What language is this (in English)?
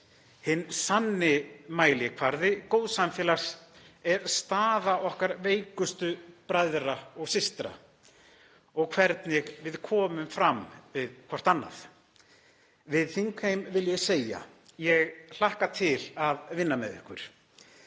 Icelandic